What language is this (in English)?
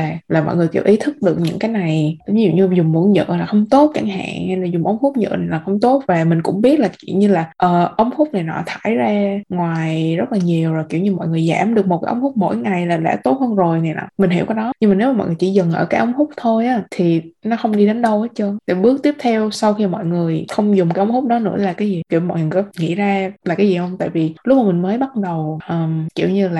Vietnamese